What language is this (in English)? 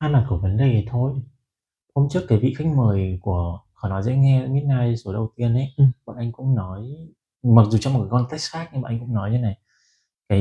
Vietnamese